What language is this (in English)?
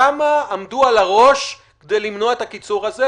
Hebrew